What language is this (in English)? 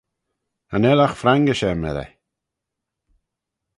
Manx